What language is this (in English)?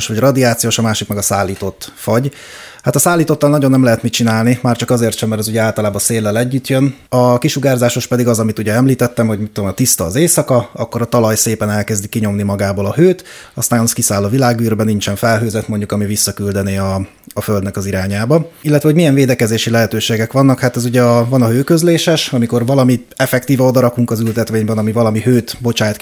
Hungarian